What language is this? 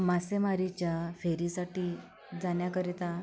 Marathi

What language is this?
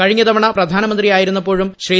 Malayalam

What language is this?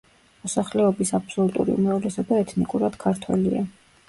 Georgian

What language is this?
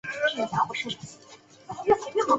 Chinese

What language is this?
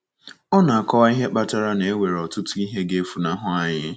Igbo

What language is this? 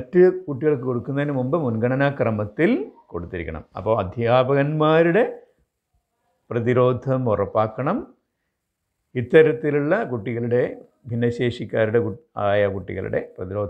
Hindi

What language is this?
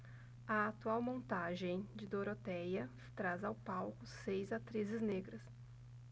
Portuguese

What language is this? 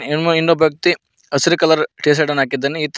Kannada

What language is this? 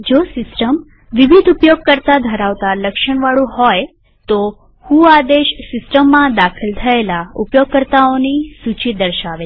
Gujarati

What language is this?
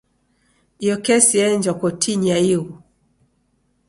Taita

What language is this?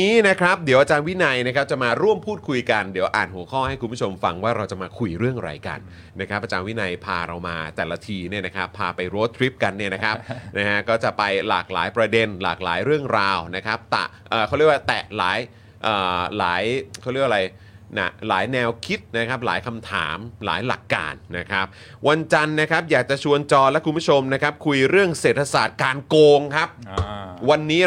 Thai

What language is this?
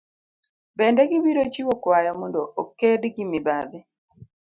Luo (Kenya and Tanzania)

